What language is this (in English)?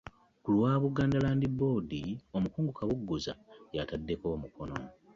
Ganda